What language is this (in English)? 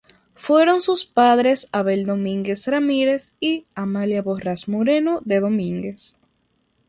Spanish